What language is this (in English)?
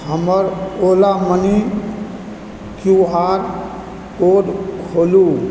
Maithili